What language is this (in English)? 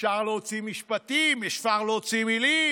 Hebrew